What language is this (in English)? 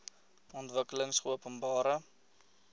Afrikaans